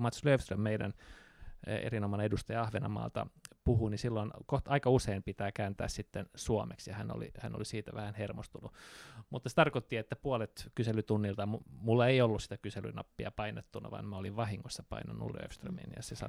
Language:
Finnish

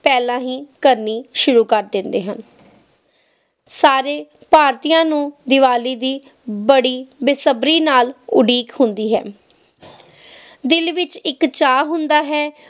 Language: Punjabi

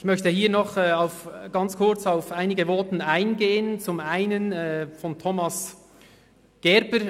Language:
Swiss German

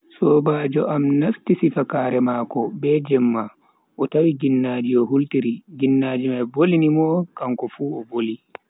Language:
Bagirmi Fulfulde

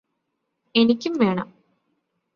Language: Malayalam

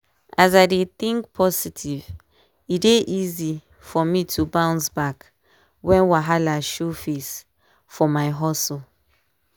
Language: Nigerian Pidgin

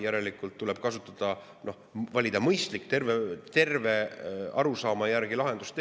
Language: Estonian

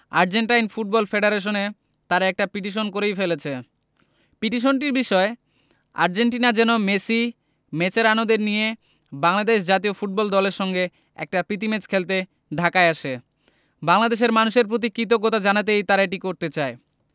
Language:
Bangla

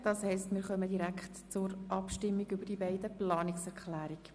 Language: Swiss German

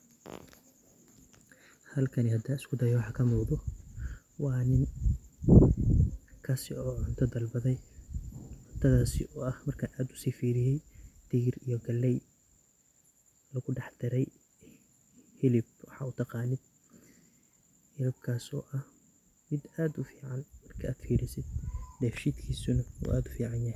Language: Somali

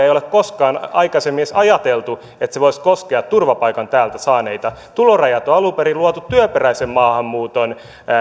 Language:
Finnish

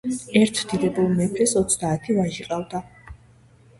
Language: Georgian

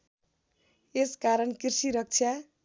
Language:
Nepali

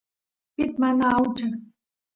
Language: Santiago del Estero Quichua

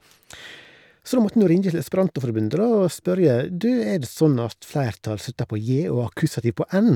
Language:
Norwegian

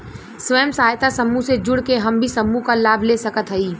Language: Bhojpuri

